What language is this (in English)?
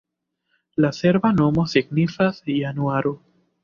Esperanto